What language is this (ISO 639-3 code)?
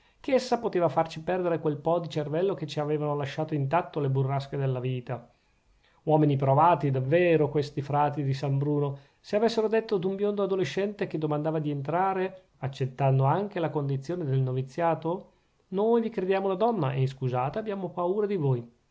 ita